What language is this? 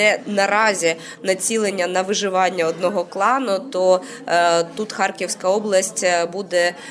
Ukrainian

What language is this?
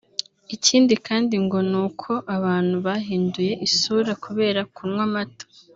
Kinyarwanda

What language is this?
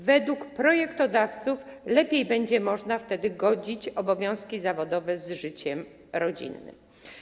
Polish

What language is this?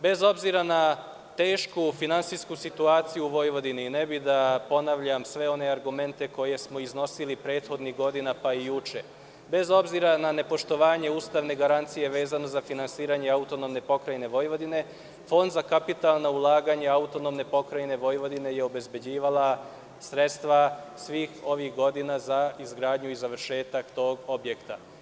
Serbian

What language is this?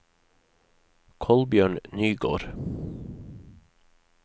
Norwegian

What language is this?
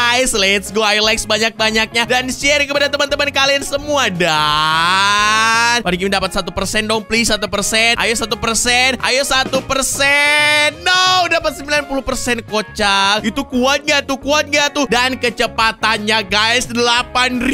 Indonesian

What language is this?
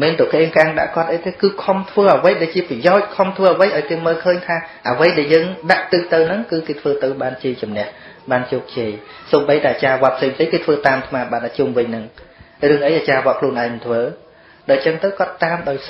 Vietnamese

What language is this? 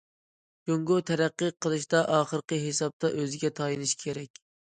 Uyghur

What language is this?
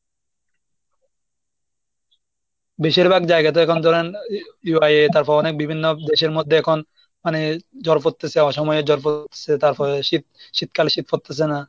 Bangla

